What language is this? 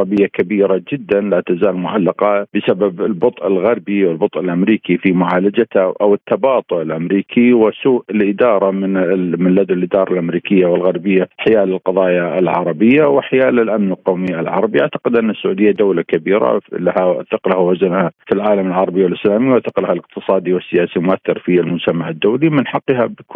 Arabic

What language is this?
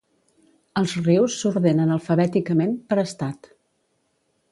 Catalan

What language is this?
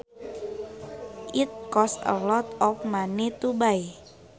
Sundanese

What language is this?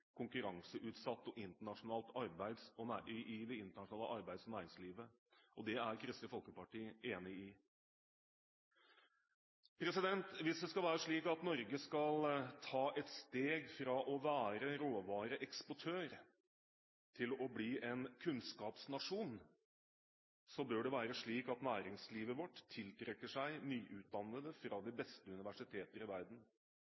Norwegian Bokmål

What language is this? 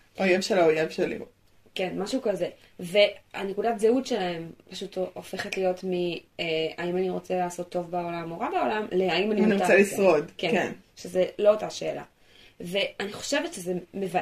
Hebrew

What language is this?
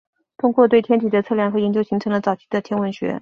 Chinese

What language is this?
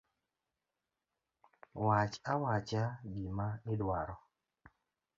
Luo (Kenya and Tanzania)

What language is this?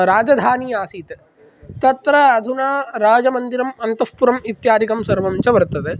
Sanskrit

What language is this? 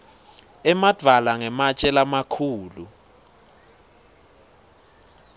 Swati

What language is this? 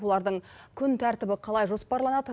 Kazakh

